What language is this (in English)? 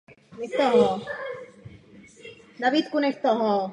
Czech